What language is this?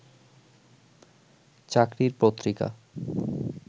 Bangla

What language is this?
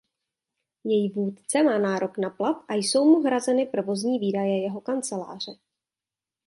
Czech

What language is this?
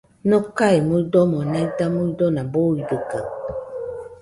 Nüpode Huitoto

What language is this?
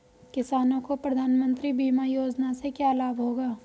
Hindi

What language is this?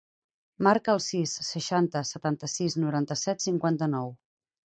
Catalan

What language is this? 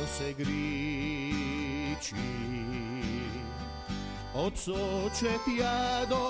Romanian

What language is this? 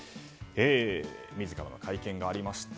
Japanese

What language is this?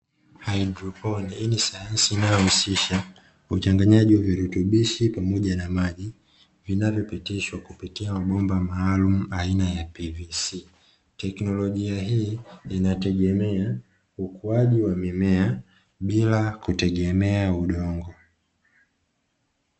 Swahili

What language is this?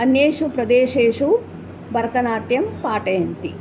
Sanskrit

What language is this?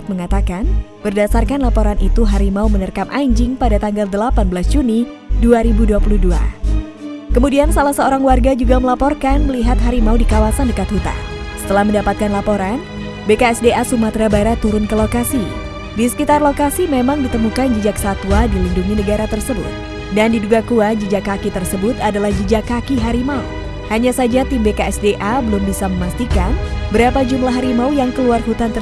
Indonesian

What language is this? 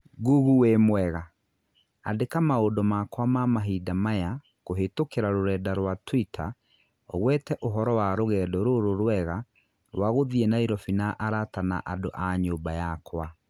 Kikuyu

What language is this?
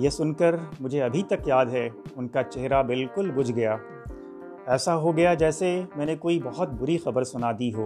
Urdu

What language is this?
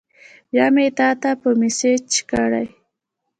Pashto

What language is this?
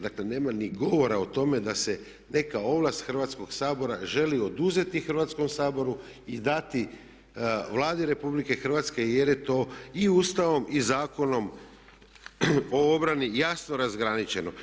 Croatian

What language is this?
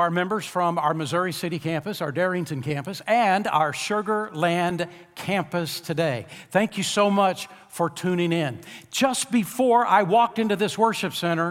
English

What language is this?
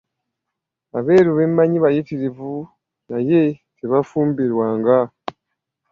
Ganda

